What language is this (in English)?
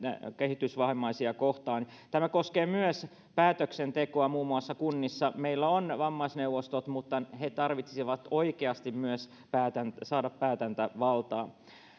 Finnish